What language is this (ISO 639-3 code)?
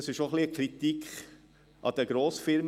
gsw